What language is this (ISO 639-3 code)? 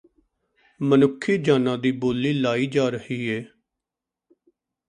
pan